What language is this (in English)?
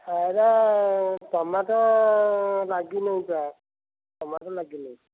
Odia